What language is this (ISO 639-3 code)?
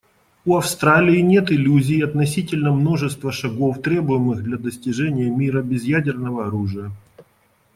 rus